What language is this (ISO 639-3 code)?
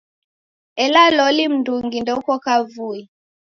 dav